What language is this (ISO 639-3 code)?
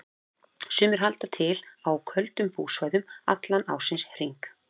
isl